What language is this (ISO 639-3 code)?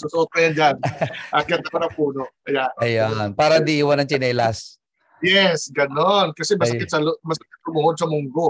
fil